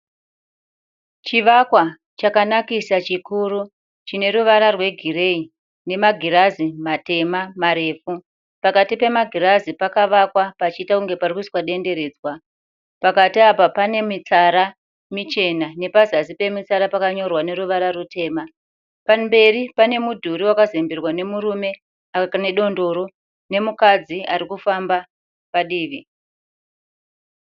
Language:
Shona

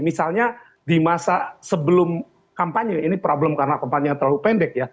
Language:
Indonesian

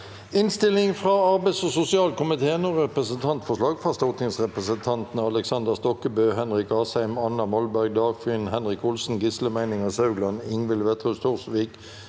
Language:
Norwegian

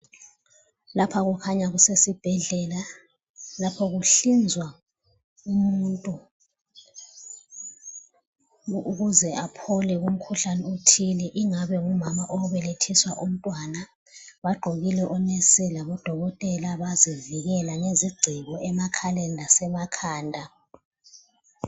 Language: North Ndebele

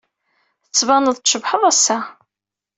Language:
Kabyle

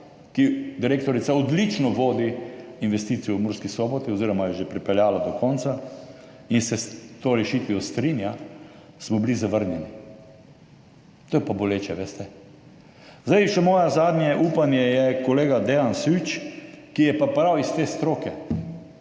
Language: Slovenian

